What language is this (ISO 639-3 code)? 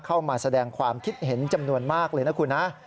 tha